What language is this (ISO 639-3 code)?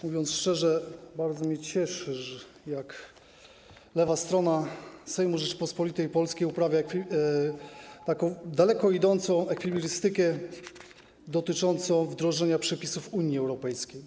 pol